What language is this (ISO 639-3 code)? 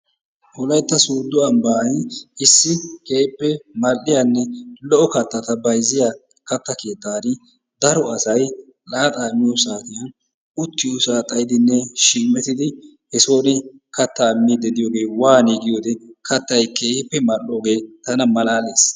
wal